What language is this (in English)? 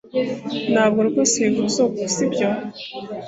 Kinyarwanda